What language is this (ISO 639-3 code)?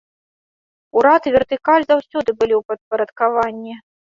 bel